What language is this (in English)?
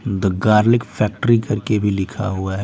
Hindi